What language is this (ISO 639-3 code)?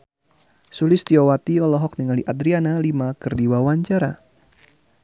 sun